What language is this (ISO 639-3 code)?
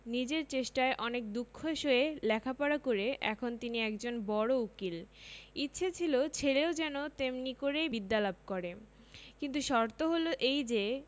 ben